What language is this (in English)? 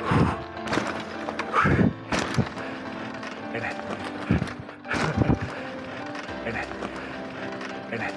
Italian